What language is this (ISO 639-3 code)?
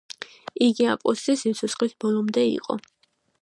kat